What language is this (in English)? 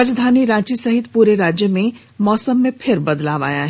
Hindi